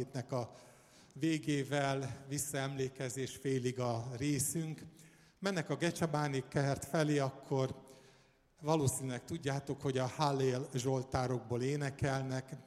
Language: Hungarian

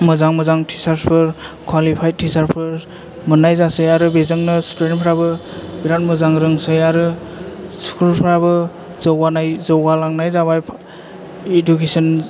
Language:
Bodo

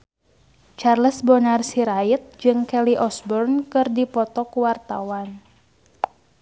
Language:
Sundanese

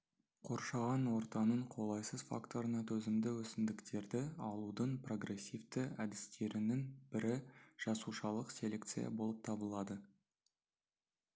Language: Kazakh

